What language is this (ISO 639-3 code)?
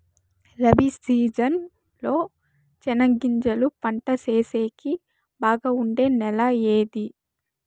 tel